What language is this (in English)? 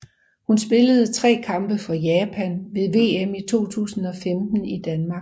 Danish